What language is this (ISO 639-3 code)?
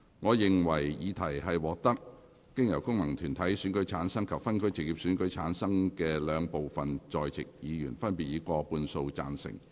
yue